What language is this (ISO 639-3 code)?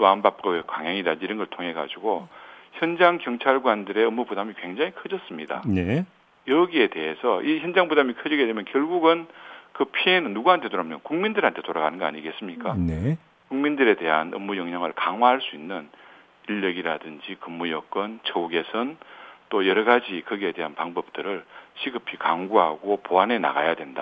kor